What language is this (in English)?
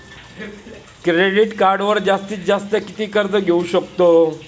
Marathi